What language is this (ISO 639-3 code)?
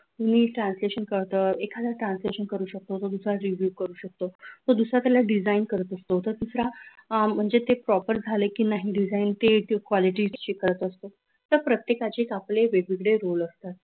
mar